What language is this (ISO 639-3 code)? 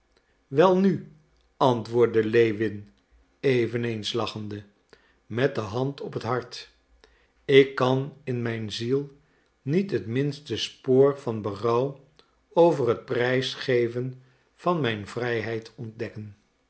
nld